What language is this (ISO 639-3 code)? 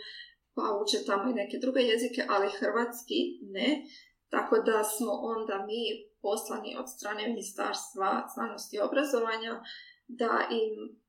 hrv